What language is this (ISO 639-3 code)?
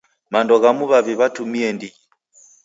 dav